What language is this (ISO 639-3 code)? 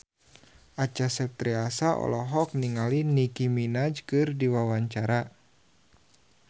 sun